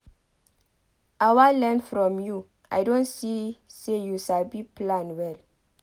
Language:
Nigerian Pidgin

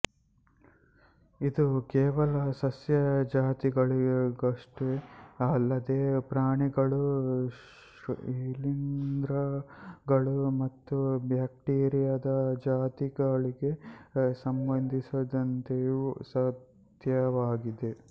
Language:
Kannada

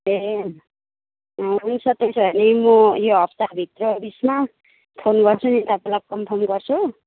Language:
Nepali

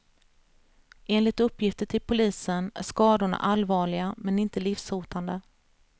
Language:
Swedish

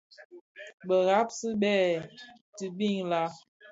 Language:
Bafia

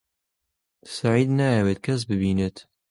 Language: Central Kurdish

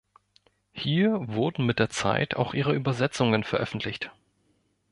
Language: German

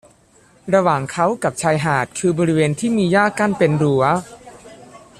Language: Thai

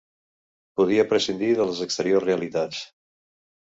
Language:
Catalan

